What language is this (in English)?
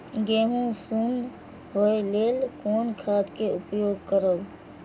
Maithili